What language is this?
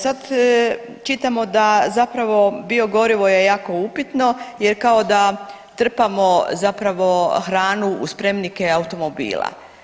Croatian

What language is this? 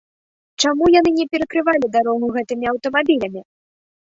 Belarusian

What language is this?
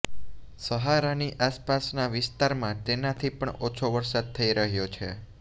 Gujarati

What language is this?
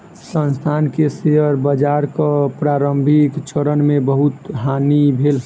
Maithili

